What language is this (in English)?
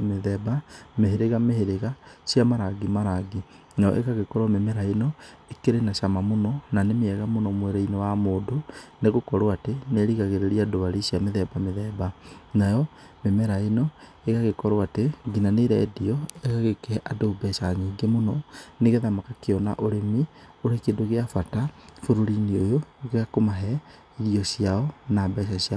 Kikuyu